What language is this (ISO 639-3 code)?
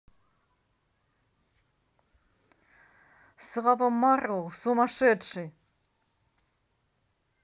rus